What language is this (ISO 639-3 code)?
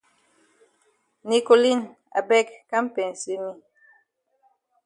wes